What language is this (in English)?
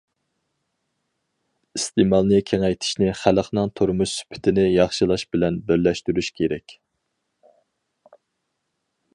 Uyghur